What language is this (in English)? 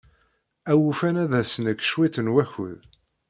Kabyle